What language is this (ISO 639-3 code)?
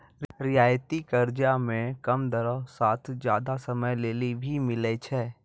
mai